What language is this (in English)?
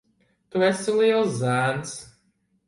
Latvian